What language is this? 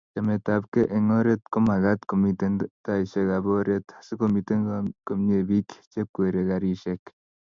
Kalenjin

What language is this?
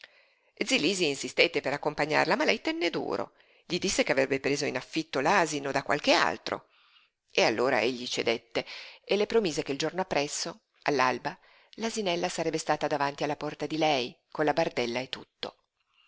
Italian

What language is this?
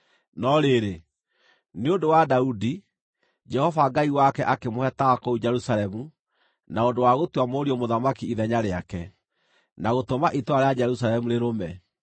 Kikuyu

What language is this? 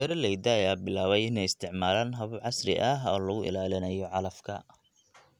Somali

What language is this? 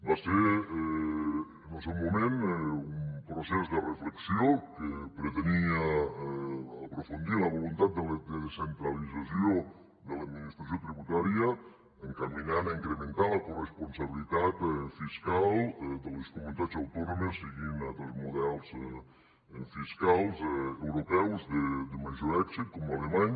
Catalan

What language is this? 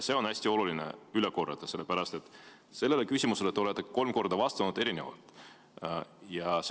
Estonian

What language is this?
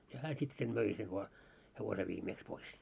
Finnish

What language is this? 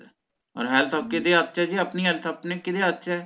Punjabi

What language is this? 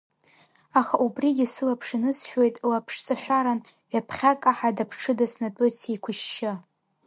Abkhazian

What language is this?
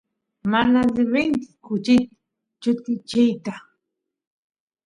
Santiago del Estero Quichua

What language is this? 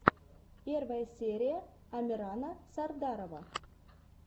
Russian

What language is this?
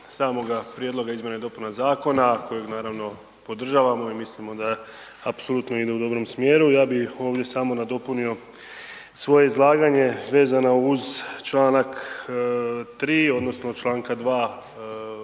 Croatian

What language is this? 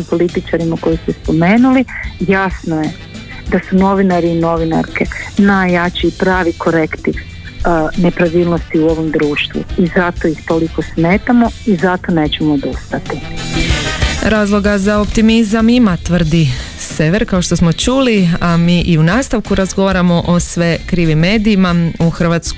Croatian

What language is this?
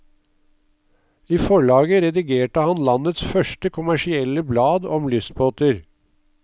Norwegian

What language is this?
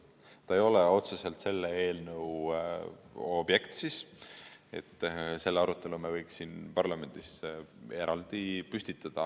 Estonian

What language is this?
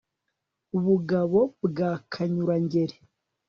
Kinyarwanda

